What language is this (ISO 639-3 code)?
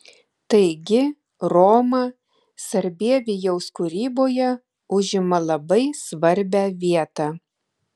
lit